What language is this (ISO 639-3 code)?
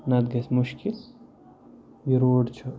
kas